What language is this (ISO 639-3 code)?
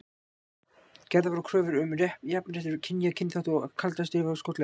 isl